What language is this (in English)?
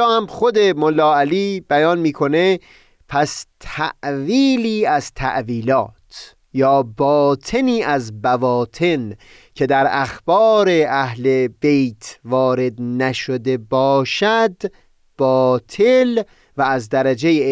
Persian